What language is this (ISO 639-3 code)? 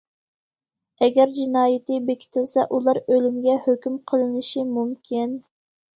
uig